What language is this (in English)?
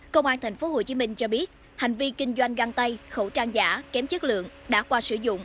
Vietnamese